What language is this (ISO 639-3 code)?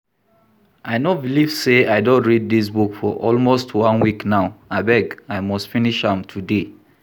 pcm